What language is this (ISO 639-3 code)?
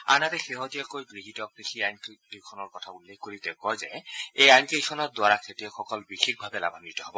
asm